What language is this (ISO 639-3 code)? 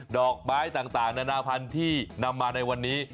tha